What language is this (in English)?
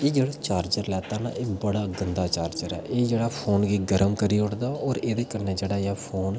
Dogri